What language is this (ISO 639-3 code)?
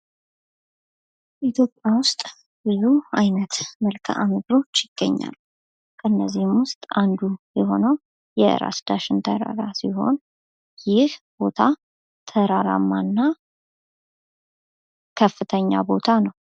amh